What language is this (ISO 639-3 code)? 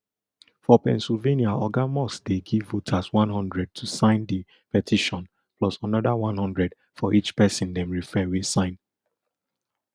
pcm